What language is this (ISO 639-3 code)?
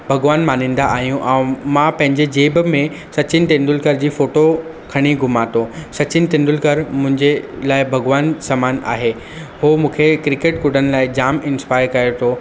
snd